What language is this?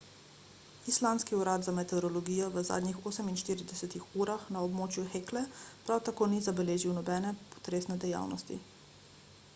Slovenian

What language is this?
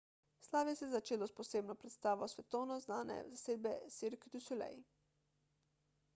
Slovenian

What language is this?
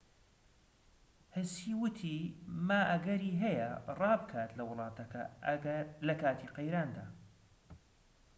Central Kurdish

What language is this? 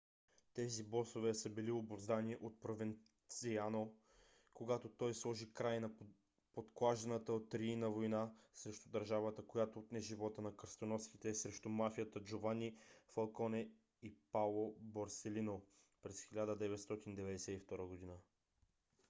Bulgarian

